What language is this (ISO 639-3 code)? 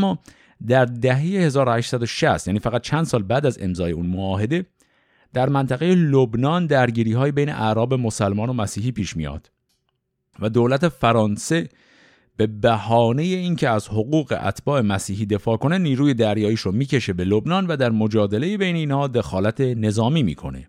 fas